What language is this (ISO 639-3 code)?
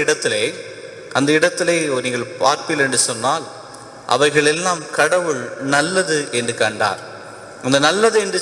tam